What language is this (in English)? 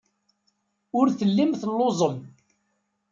Kabyle